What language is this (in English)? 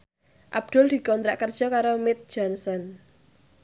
Javanese